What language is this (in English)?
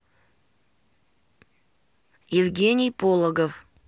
Russian